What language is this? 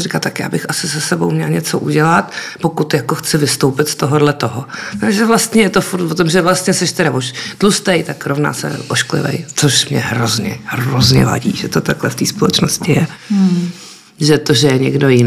Czech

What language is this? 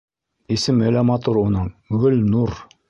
Bashkir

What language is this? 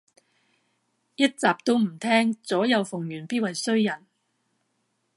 Cantonese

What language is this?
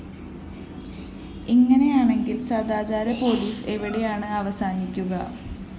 Malayalam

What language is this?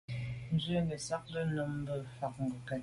Medumba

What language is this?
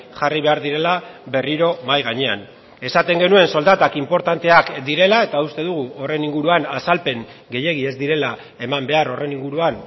Basque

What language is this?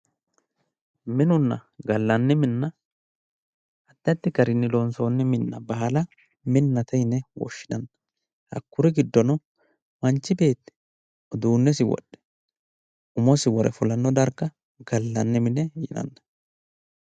Sidamo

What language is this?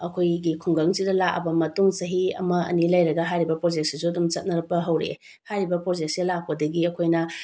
Manipuri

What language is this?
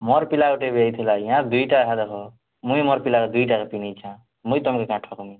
Odia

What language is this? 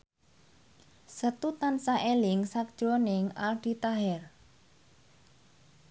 Javanese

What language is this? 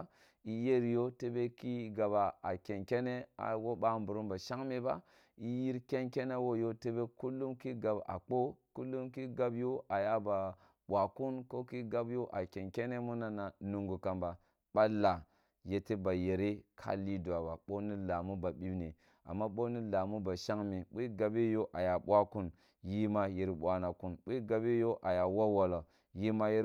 Kulung (Nigeria)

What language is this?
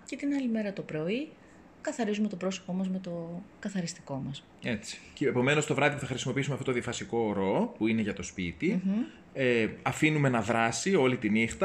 Greek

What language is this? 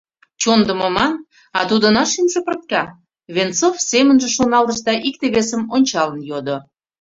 Mari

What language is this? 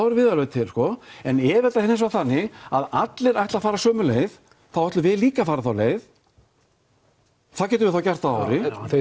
Icelandic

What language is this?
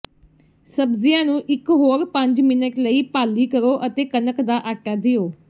Punjabi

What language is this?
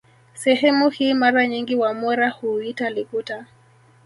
Swahili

